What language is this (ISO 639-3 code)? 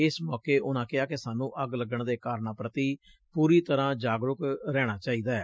pan